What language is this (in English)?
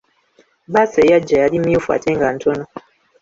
Ganda